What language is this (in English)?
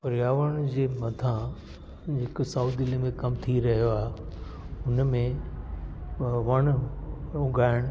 Sindhi